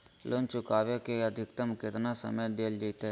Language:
Magahi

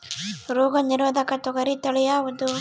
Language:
Kannada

